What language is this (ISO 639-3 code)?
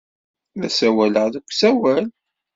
kab